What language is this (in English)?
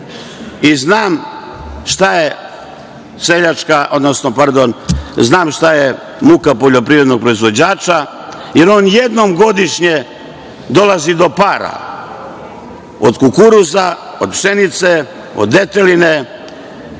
Serbian